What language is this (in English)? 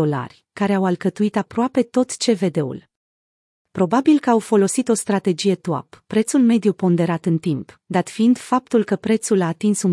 Romanian